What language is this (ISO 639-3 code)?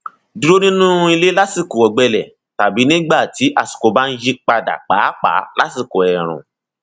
yor